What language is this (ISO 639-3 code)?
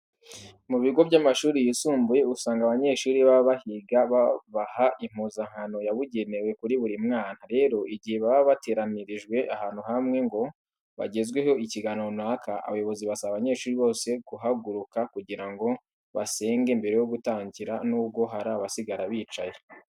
kin